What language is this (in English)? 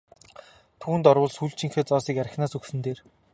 Mongolian